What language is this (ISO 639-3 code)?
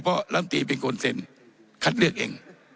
tha